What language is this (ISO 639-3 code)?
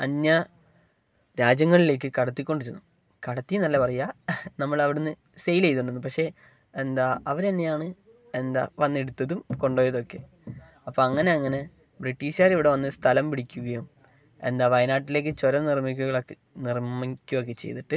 mal